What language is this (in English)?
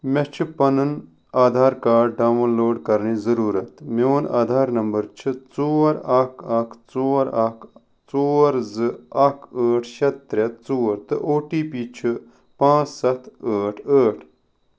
Kashmiri